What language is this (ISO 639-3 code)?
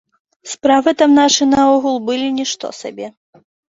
bel